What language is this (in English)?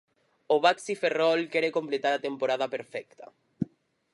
Galician